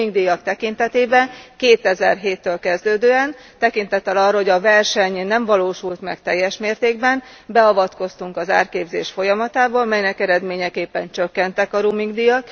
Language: Hungarian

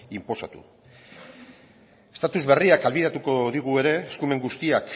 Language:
Basque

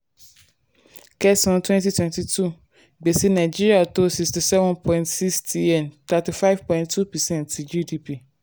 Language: Yoruba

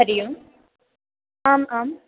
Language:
Sanskrit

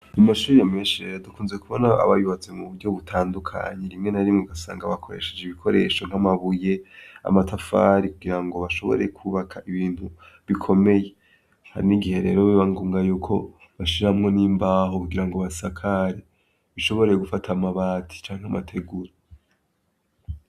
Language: Rundi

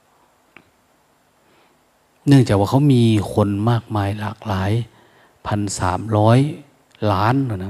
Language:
Thai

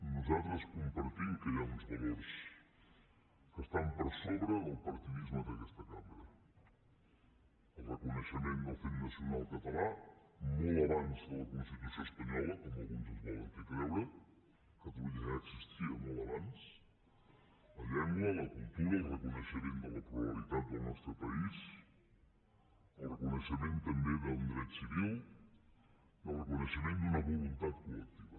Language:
Catalan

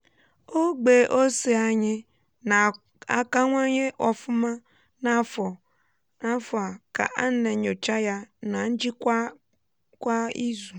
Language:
Igbo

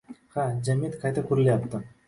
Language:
Uzbek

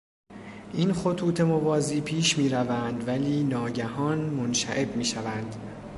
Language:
Persian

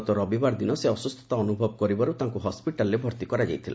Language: Odia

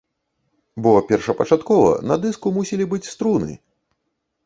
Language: Belarusian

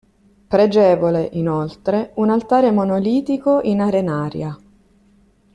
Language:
Italian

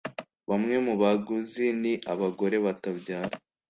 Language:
Kinyarwanda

